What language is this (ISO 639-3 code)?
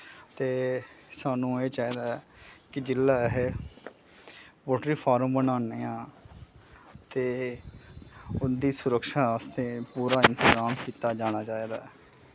doi